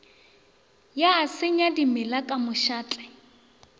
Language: Northern Sotho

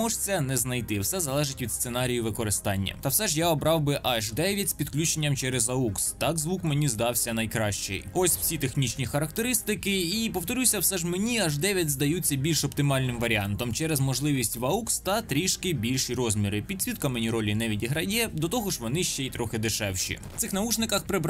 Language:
Ukrainian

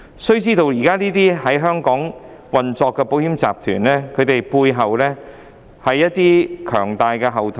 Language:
Cantonese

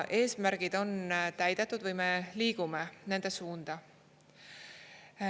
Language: Estonian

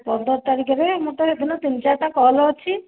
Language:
Odia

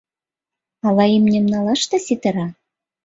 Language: Mari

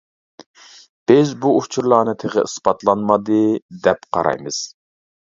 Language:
Uyghur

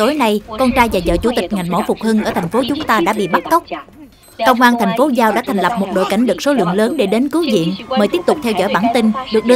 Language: Vietnamese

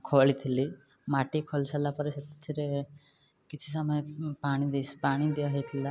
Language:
Odia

